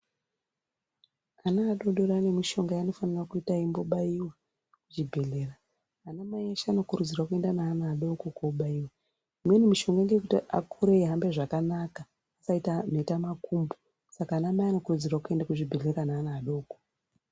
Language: Ndau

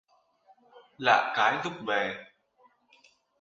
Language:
Vietnamese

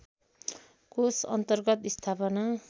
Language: Nepali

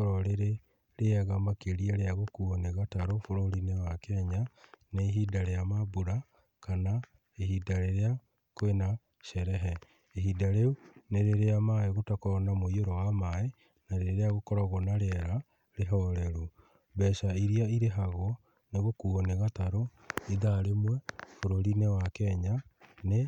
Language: Kikuyu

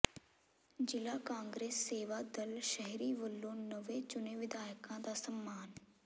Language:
Punjabi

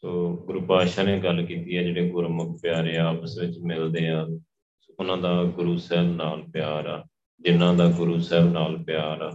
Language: Punjabi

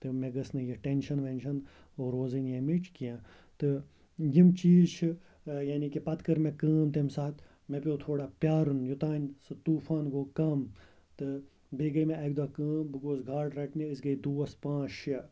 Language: Kashmiri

